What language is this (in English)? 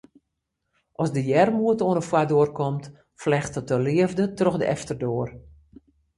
Western Frisian